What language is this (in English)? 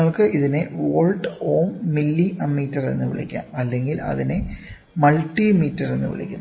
Malayalam